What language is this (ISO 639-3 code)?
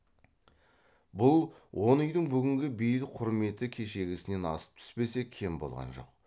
kaz